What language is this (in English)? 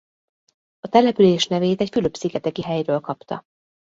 Hungarian